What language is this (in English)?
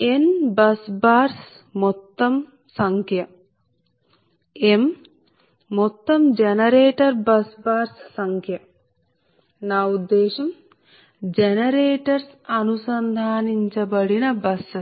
Telugu